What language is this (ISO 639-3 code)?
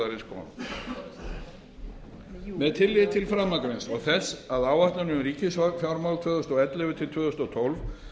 isl